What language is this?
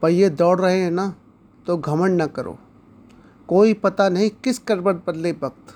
Hindi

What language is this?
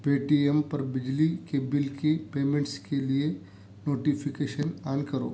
Urdu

